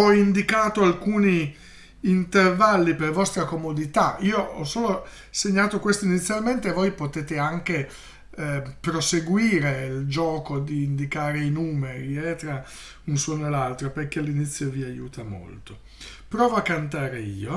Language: Italian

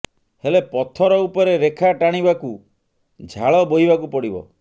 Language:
Odia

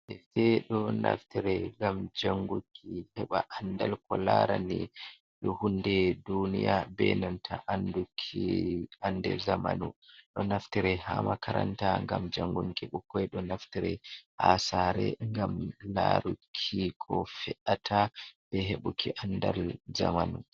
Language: Fula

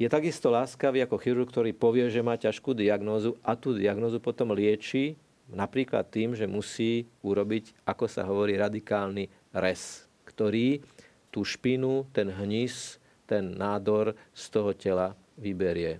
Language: Slovak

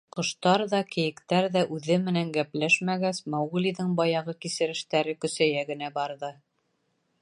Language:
Bashkir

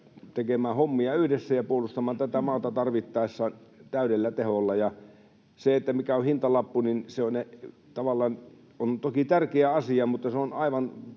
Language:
Finnish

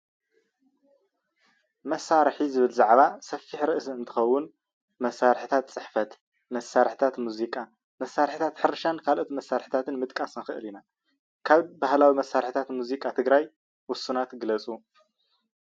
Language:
Tigrinya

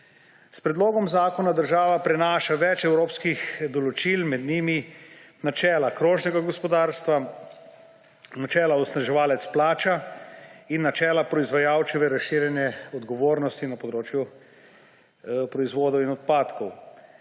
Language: Slovenian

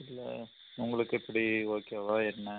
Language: Tamil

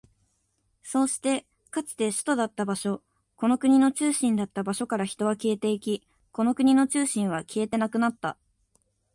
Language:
Japanese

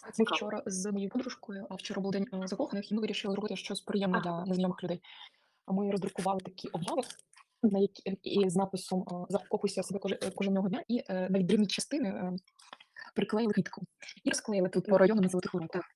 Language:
Ukrainian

